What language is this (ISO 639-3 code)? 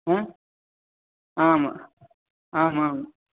san